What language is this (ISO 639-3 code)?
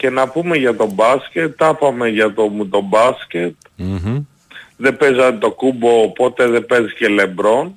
ell